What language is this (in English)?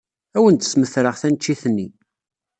Kabyle